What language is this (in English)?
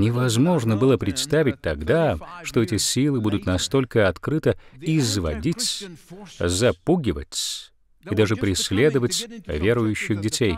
Russian